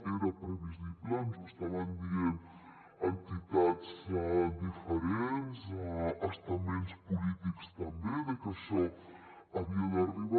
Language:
Catalan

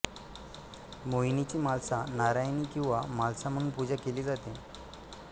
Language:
Marathi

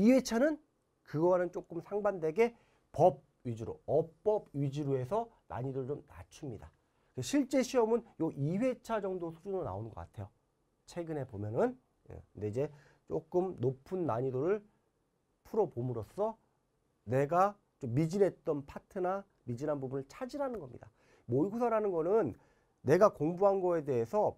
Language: Korean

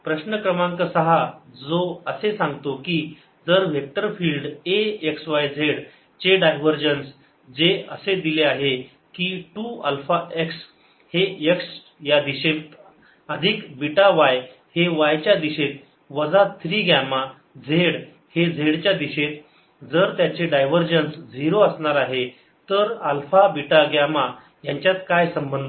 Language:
Marathi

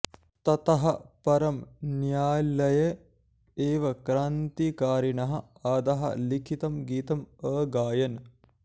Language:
Sanskrit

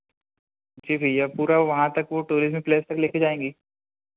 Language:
Hindi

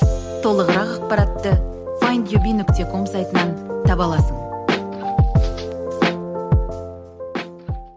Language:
Kazakh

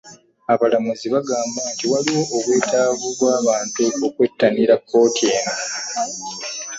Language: Ganda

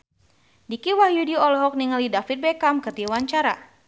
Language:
Sundanese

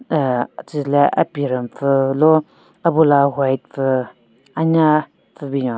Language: Southern Rengma Naga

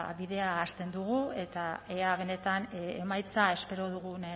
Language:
Basque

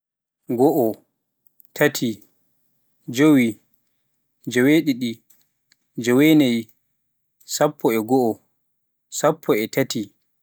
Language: Pular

